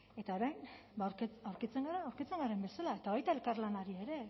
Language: Basque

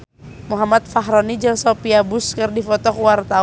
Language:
Sundanese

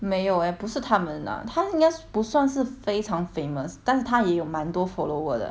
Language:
English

